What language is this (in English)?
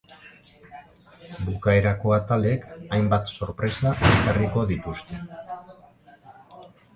Basque